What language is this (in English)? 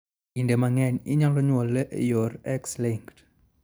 Luo (Kenya and Tanzania)